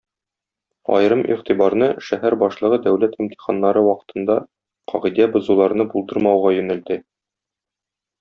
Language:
Tatar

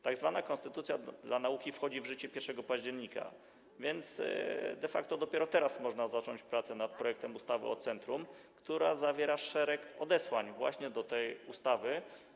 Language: Polish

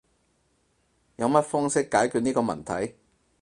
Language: Cantonese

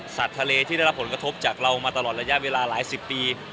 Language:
Thai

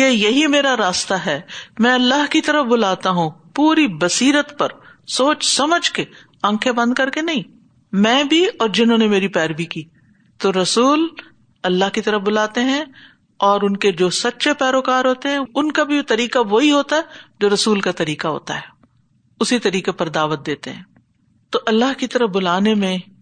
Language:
Urdu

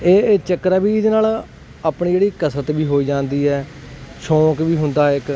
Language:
Punjabi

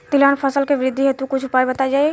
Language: Bhojpuri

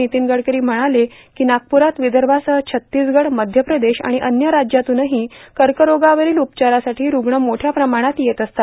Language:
Marathi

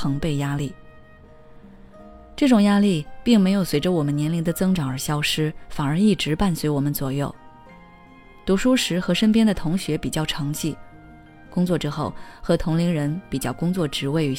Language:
Chinese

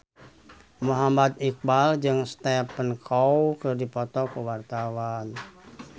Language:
Sundanese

